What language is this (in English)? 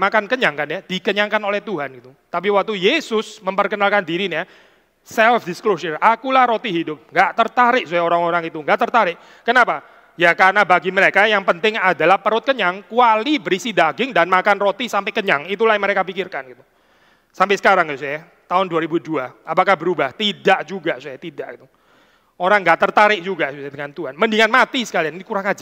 Indonesian